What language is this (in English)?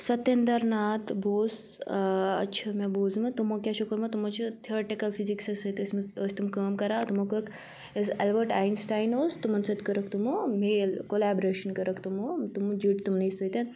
Kashmiri